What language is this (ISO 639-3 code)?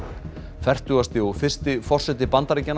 isl